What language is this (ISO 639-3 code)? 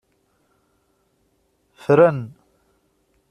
kab